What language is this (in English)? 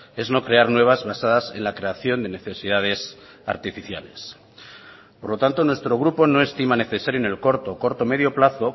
Spanish